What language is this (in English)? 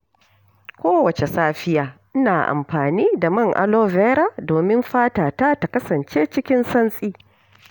Hausa